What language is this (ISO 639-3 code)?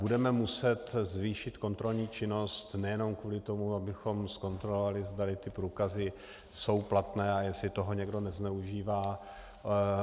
ces